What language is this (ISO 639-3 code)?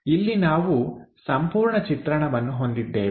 kan